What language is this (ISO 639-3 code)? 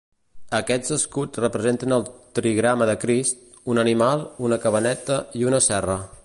cat